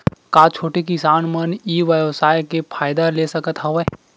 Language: Chhattisgarhi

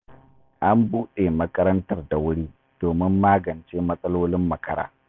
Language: Hausa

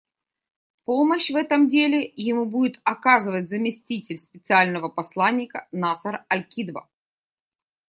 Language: Russian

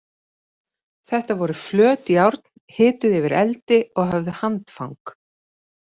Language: Icelandic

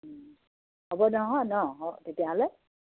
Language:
Assamese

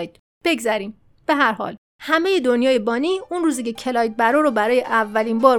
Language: Persian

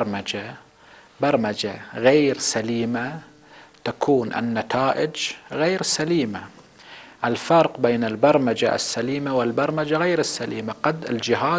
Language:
Arabic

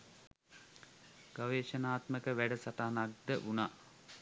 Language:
Sinhala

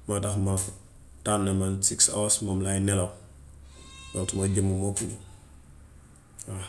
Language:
Gambian Wolof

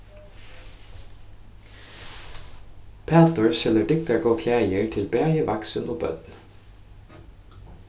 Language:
Faroese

